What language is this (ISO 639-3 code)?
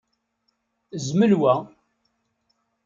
kab